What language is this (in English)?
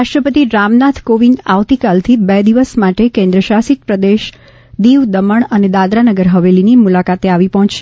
Gujarati